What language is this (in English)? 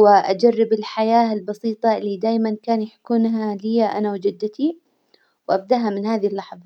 Hijazi Arabic